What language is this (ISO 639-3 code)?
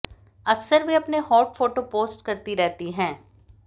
hin